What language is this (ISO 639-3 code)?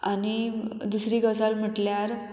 kok